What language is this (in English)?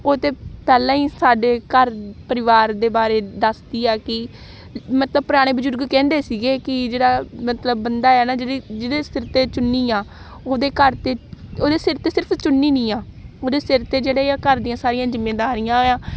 Punjabi